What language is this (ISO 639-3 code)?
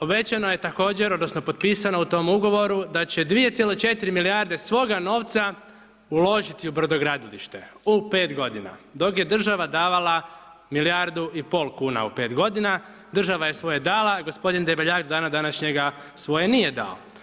hrv